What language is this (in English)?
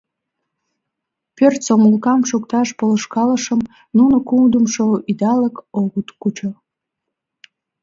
Mari